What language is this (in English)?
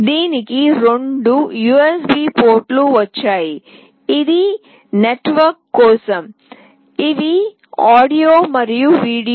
Telugu